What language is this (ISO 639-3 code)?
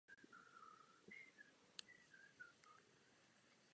ces